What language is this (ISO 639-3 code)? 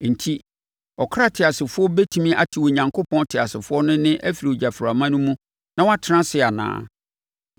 aka